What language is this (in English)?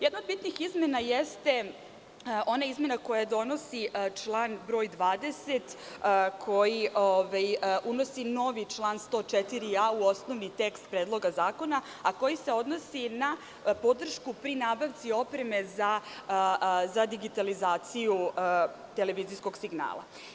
Serbian